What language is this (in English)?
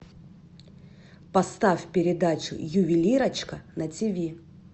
Russian